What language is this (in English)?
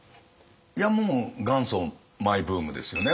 Japanese